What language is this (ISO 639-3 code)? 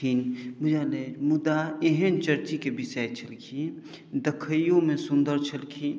mai